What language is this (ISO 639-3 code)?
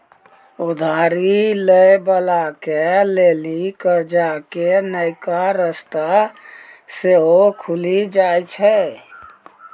mai